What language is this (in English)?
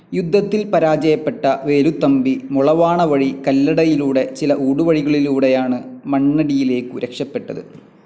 Malayalam